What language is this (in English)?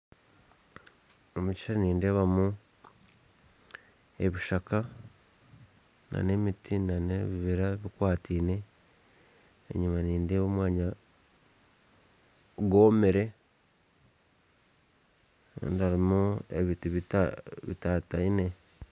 Nyankole